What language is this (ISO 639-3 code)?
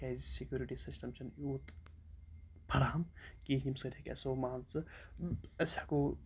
kas